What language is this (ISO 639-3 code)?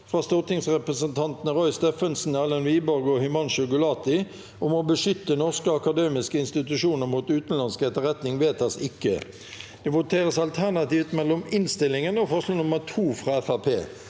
nor